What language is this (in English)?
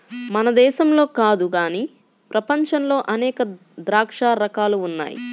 Telugu